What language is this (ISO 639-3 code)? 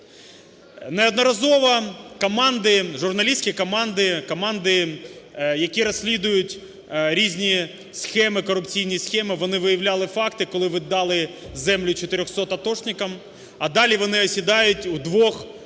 ukr